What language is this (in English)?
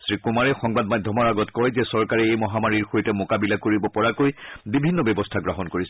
Assamese